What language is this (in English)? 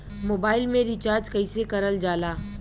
Bhojpuri